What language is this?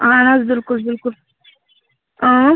Kashmiri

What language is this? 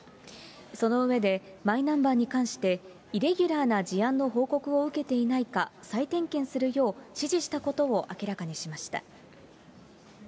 Japanese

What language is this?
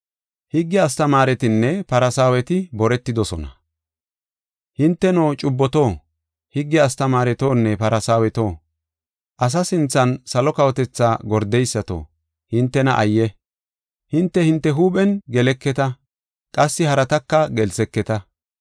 Gofa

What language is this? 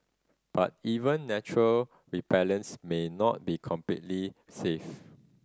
English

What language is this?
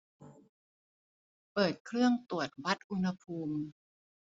Thai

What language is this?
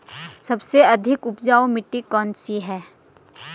Hindi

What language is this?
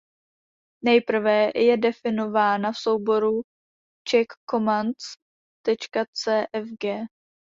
Czech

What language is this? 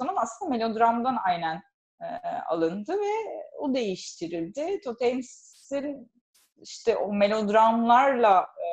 Turkish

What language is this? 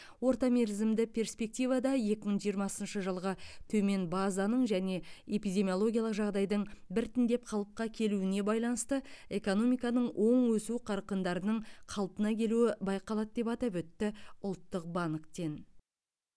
Kazakh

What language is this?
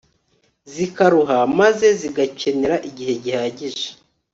Kinyarwanda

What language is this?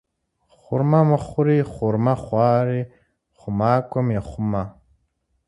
Kabardian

